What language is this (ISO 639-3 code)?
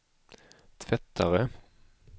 swe